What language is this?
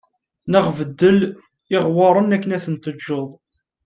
Kabyle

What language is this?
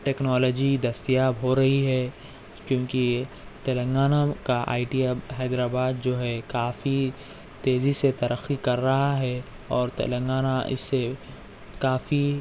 Urdu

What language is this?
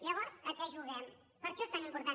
Catalan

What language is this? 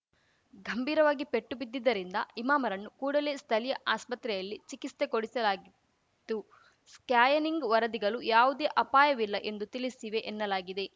Kannada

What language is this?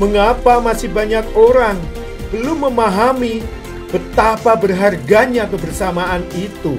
Indonesian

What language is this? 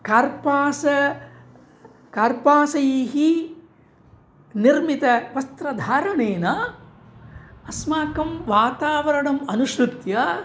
Sanskrit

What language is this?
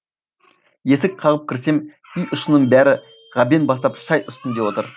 Kazakh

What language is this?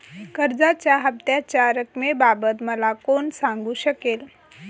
Marathi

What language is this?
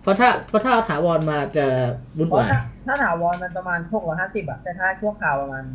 Thai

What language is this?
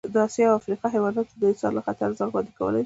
Pashto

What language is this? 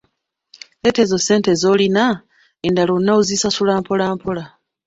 Ganda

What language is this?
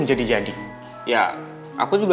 Indonesian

